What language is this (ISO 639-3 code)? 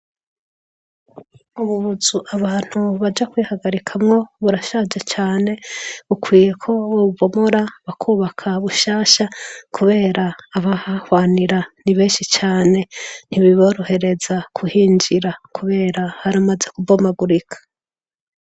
run